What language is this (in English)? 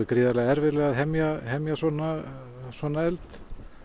Icelandic